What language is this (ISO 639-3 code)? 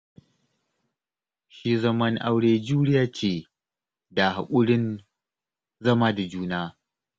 hau